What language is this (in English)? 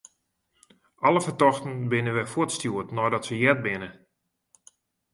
Western Frisian